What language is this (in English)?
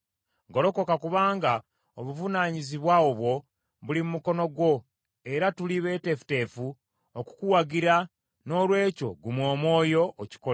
Ganda